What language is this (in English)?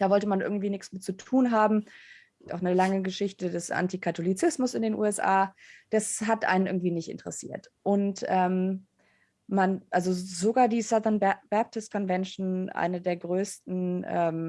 German